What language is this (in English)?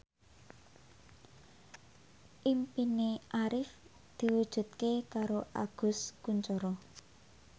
Javanese